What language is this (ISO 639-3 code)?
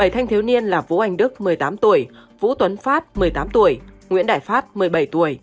vie